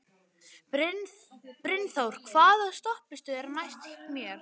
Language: Icelandic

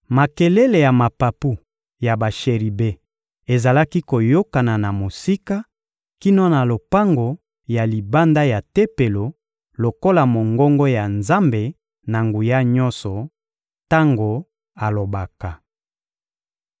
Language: Lingala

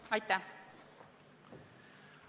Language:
Estonian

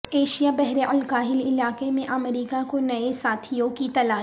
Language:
Urdu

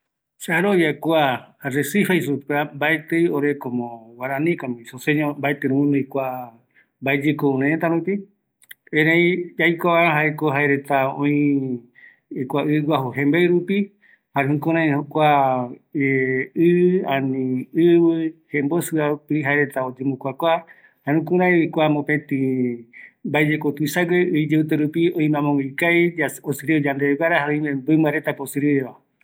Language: Eastern Bolivian Guaraní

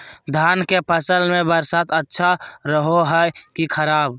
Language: Magahi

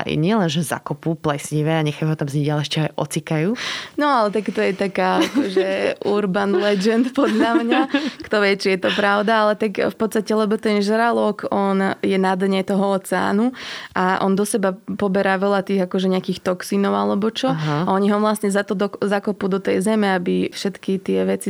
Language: Slovak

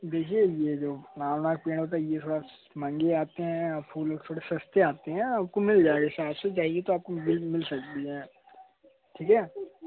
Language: Hindi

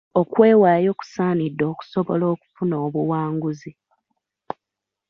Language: Ganda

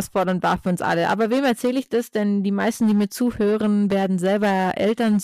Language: German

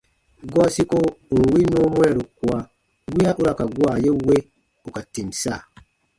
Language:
Baatonum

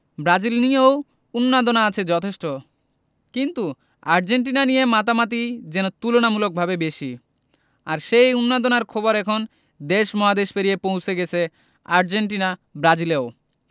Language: Bangla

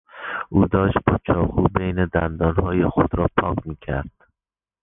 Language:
Persian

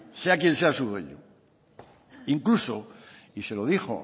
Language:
Spanish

